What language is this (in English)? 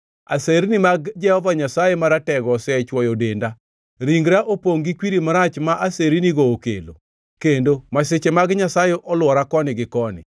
Luo (Kenya and Tanzania)